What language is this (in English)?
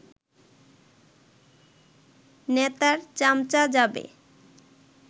Bangla